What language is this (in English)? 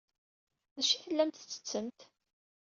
Kabyle